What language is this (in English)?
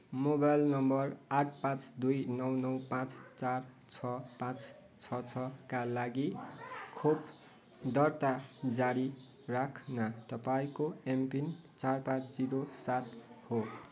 Nepali